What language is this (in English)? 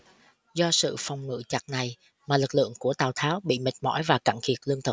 Vietnamese